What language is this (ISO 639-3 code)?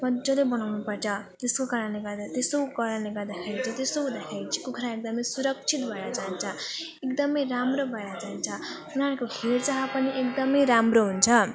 nep